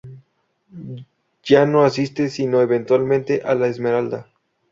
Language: Spanish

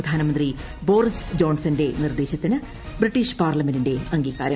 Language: Malayalam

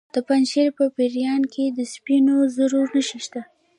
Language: Pashto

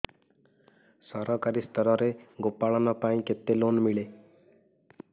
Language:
Odia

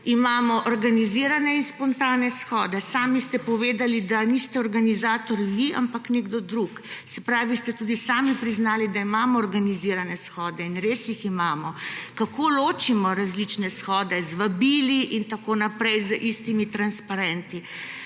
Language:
Slovenian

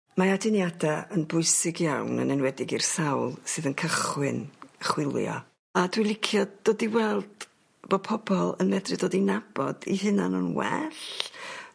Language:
Welsh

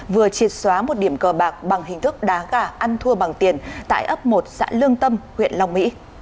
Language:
Vietnamese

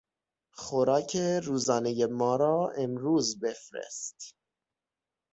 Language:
Persian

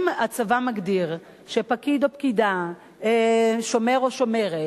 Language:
Hebrew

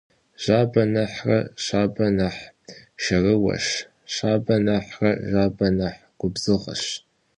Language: Kabardian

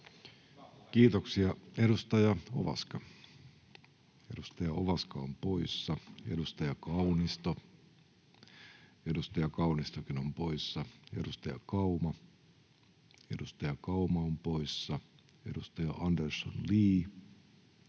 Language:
Finnish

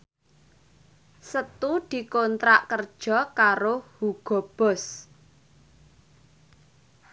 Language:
Javanese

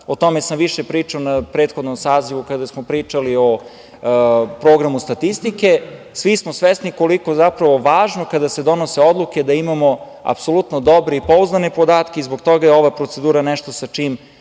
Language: Serbian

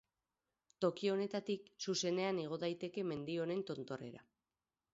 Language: Basque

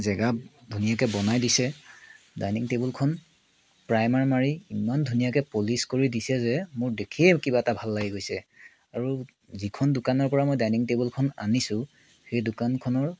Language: Assamese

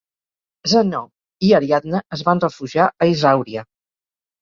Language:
Catalan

